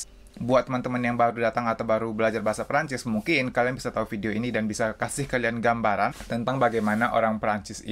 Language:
Indonesian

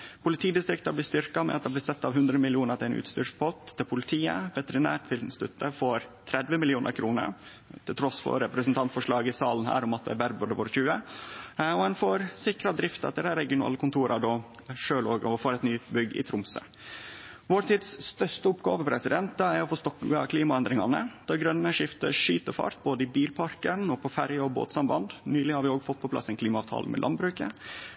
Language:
Norwegian Nynorsk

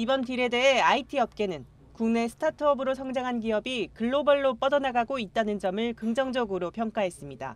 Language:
Korean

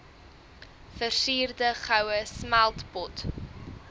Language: Afrikaans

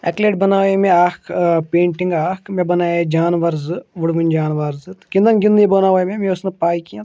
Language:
Kashmiri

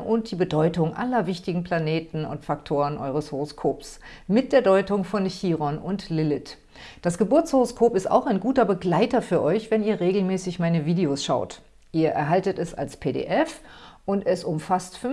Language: German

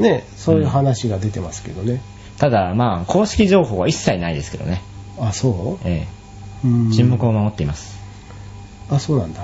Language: Japanese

